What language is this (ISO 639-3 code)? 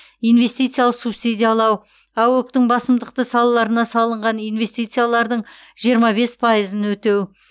kaz